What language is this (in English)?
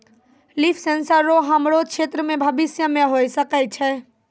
Maithili